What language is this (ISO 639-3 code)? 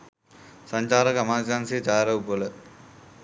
sin